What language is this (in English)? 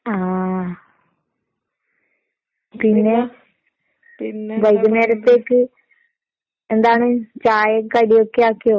Malayalam